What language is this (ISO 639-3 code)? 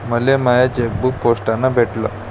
mar